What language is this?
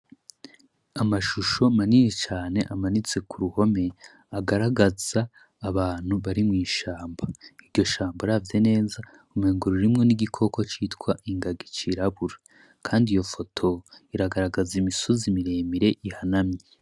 Rundi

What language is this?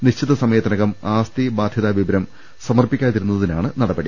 Malayalam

